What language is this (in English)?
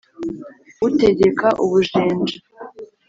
Kinyarwanda